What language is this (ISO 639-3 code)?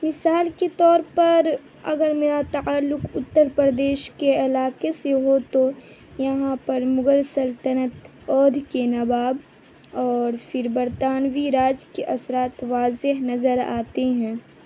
urd